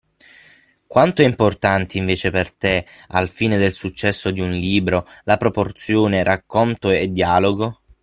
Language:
Italian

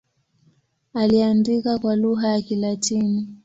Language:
Swahili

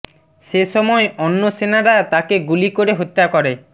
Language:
Bangla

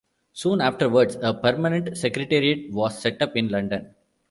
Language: English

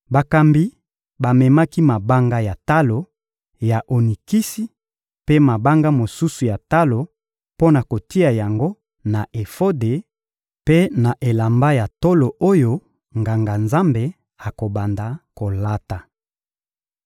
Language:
Lingala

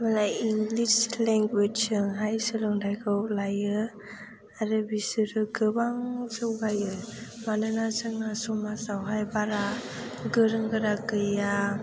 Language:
Bodo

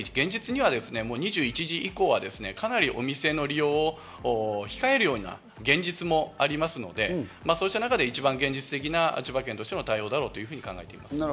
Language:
Japanese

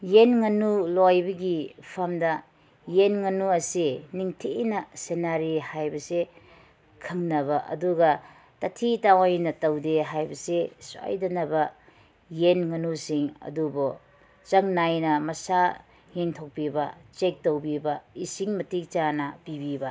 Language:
Manipuri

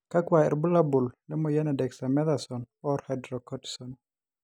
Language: Masai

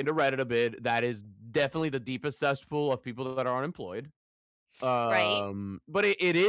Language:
English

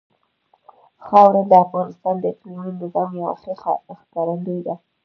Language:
Pashto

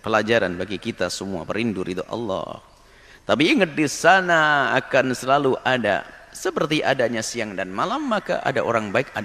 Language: Indonesian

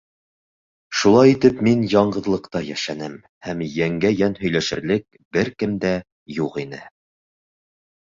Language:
Bashkir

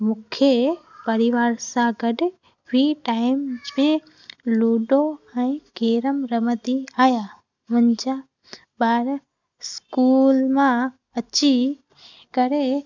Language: Sindhi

